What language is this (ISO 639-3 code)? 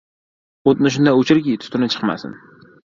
uzb